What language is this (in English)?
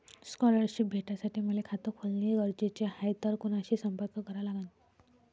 Marathi